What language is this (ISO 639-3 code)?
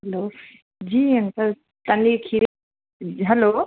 snd